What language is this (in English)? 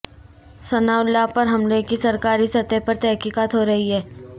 Urdu